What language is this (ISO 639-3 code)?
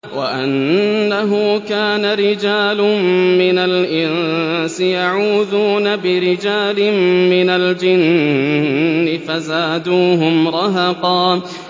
ara